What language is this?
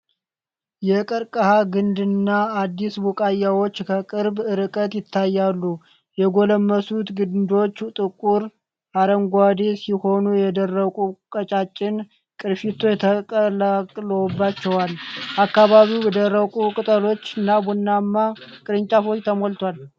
Amharic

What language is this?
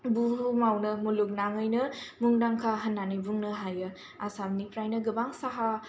Bodo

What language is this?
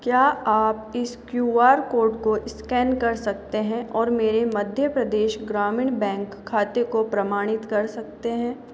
Hindi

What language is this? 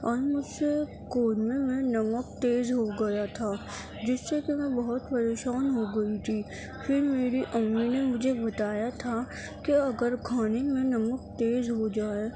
Urdu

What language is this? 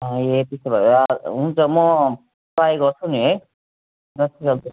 Nepali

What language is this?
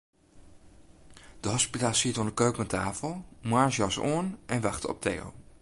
Western Frisian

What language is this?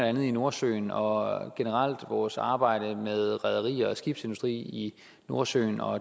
Danish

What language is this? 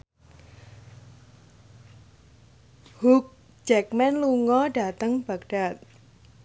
Javanese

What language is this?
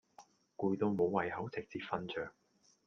Cantonese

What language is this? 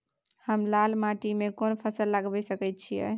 Maithili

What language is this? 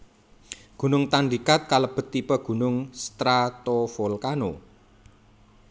Javanese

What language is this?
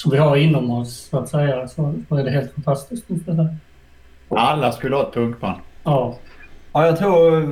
Swedish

